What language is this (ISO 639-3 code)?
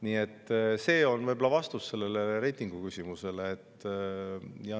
est